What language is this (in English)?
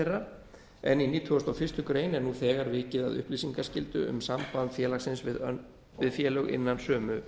Icelandic